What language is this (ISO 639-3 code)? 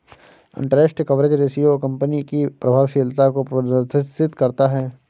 hin